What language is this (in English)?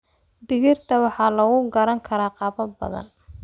Somali